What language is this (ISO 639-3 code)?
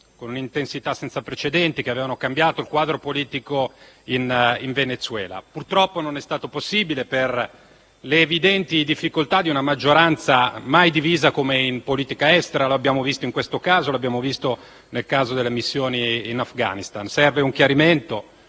ita